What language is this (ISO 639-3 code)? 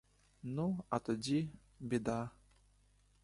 ukr